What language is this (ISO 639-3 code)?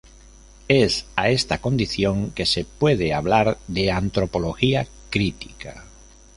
spa